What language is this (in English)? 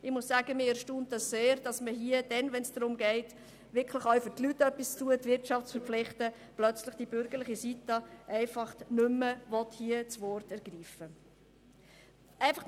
Swiss German